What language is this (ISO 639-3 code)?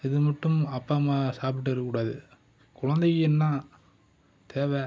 tam